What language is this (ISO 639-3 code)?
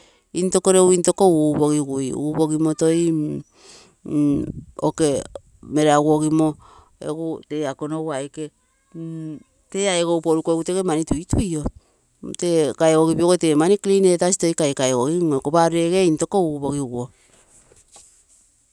buo